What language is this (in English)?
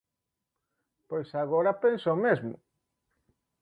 Galician